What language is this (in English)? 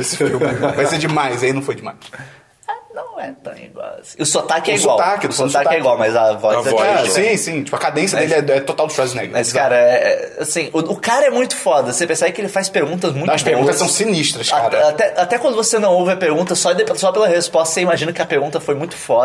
Portuguese